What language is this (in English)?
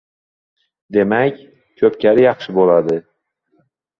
Uzbek